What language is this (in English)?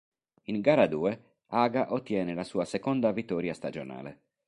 Italian